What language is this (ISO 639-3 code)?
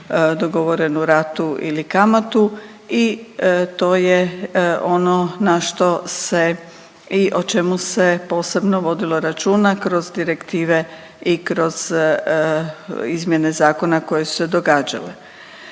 hrv